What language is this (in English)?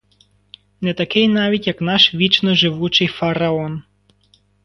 Ukrainian